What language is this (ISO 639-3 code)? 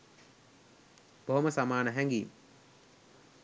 sin